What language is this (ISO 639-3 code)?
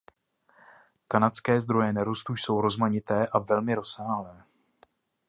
ces